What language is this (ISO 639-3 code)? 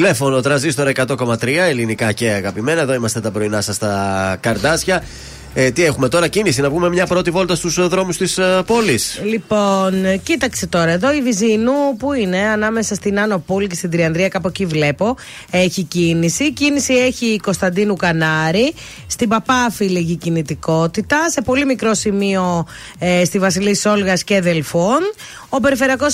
ell